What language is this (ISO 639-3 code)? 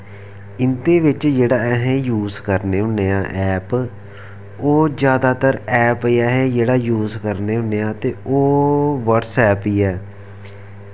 doi